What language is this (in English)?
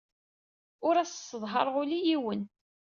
Kabyle